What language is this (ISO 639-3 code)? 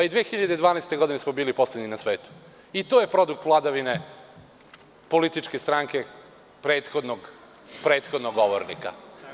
srp